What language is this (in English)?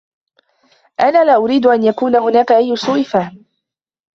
Arabic